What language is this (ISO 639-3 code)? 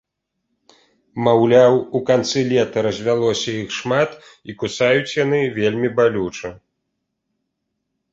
bel